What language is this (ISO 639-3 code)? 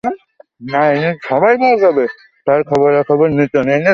ben